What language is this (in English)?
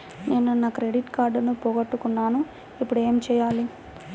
Telugu